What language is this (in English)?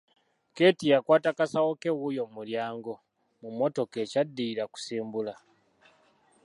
Ganda